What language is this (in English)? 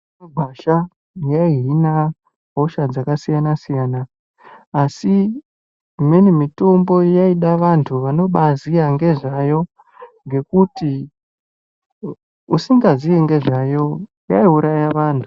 Ndau